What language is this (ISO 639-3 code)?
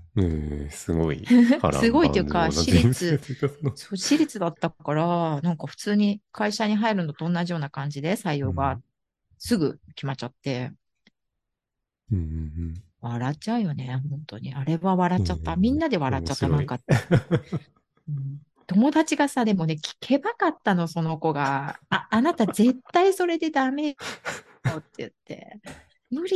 jpn